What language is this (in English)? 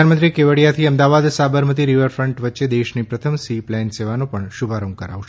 Gujarati